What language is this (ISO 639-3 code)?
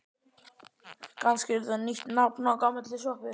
isl